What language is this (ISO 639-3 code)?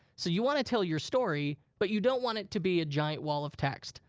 eng